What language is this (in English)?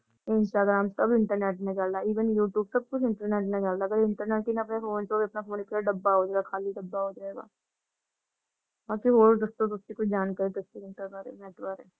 Punjabi